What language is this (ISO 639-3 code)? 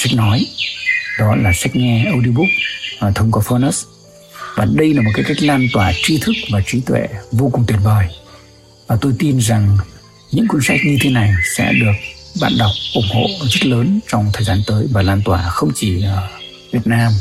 vie